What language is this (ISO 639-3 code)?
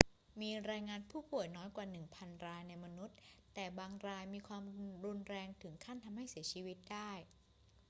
tha